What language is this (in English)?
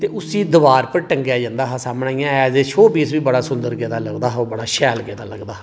Dogri